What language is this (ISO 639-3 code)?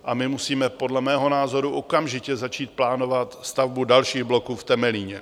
ces